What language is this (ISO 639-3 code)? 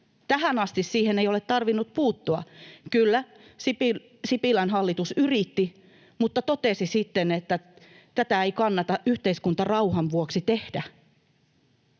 fin